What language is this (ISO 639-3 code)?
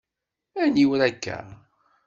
kab